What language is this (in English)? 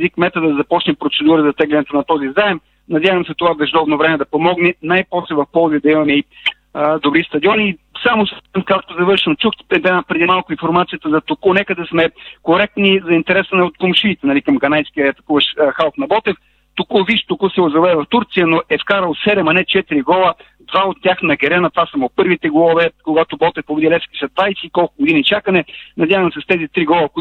Bulgarian